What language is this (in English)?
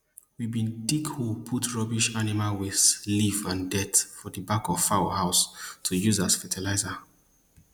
Nigerian Pidgin